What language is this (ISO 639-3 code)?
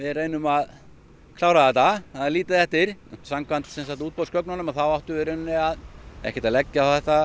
isl